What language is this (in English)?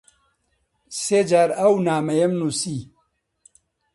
Central Kurdish